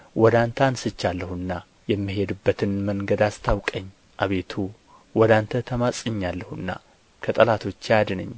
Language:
Amharic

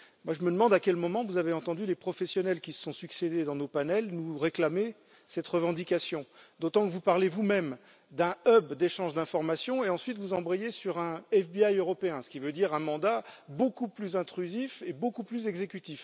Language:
French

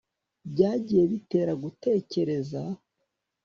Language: Kinyarwanda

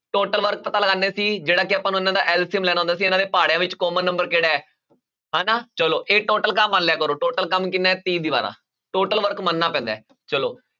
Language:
Punjabi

